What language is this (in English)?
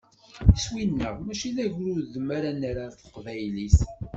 Kabyle